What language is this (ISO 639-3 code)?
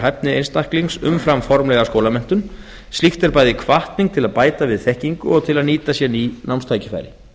isl